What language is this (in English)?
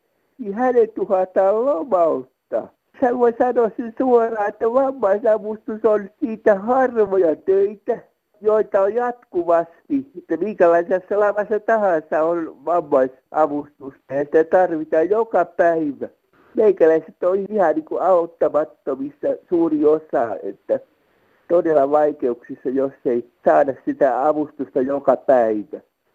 Finnish